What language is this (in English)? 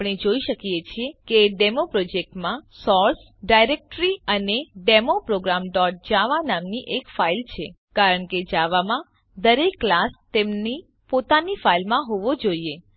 Gujarati